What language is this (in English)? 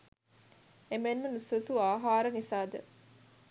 Sinhala